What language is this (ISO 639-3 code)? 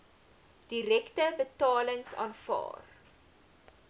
afr